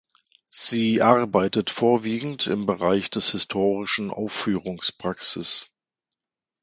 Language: German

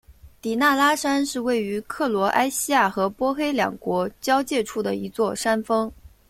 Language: Chinese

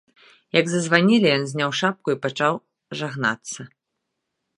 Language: Belarusian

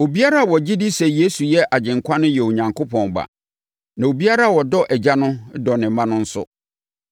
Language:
Akan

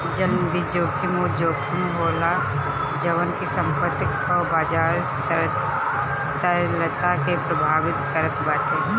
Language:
Bhojpuri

